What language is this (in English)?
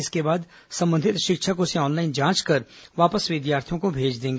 Hindi